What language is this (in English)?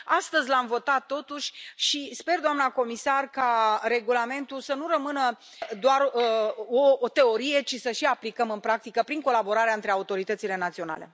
Romanian